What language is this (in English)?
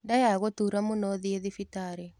Kikuyu